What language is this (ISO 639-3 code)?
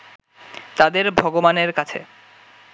ben